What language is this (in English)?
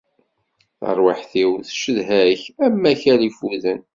Kabyle